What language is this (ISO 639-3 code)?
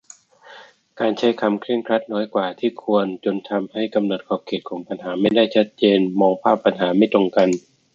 tha